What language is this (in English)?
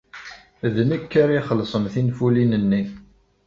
Kabyle